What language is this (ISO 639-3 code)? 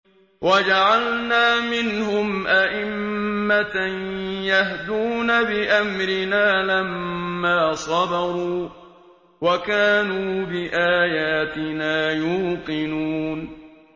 ara